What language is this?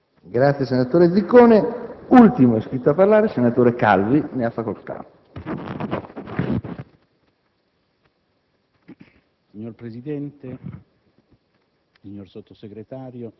Italian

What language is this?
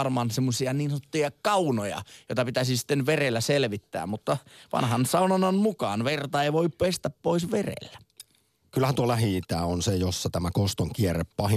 Finnish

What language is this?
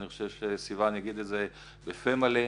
Hebrew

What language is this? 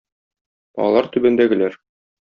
Tatar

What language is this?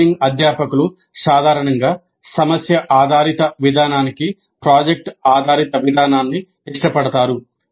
Telugu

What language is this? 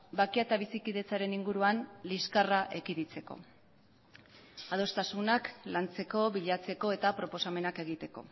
Basque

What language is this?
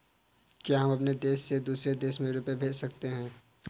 Hindi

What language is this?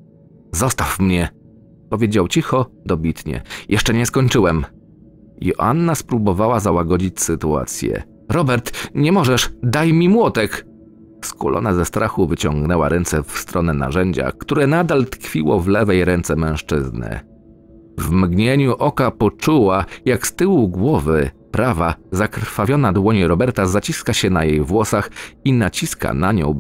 Polish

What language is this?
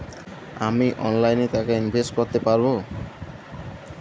Bangla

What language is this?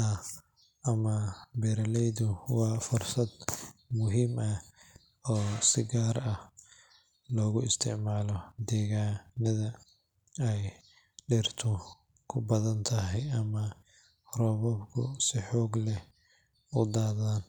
Somali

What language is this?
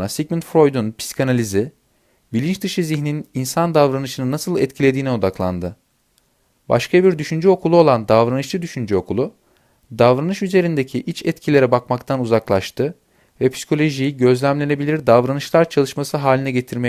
Turkish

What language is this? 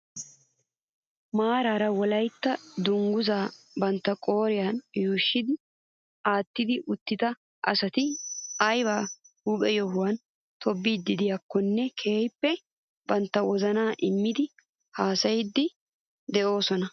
Wolaytta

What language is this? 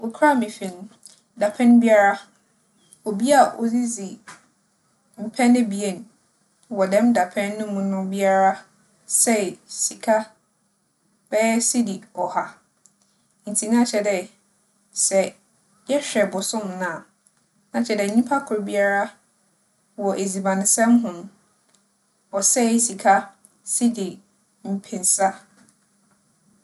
Akan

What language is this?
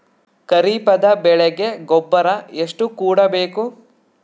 Kannada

